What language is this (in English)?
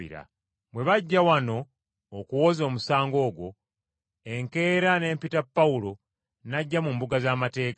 Ganda